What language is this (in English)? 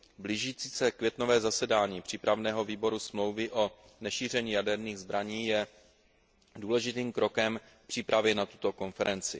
Czech